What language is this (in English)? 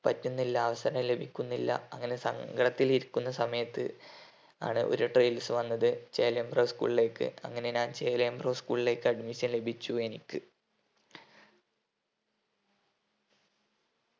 Malayalam